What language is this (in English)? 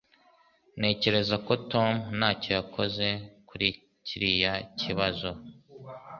Kinyarwanda